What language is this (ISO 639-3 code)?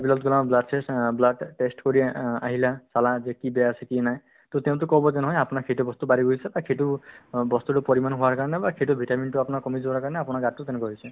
asm